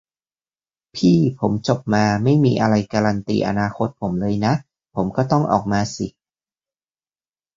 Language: Thai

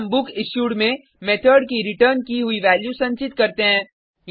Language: Hindi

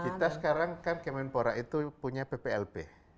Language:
Indonesian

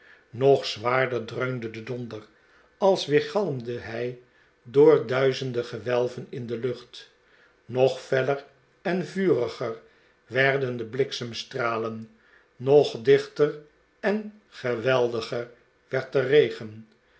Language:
Dutch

